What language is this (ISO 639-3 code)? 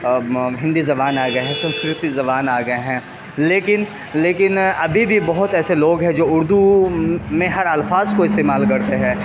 urd